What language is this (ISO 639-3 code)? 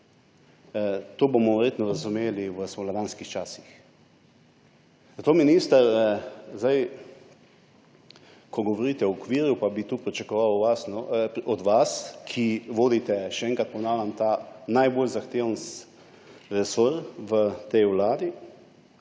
slv